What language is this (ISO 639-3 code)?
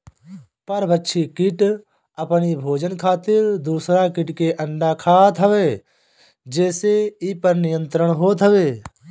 bho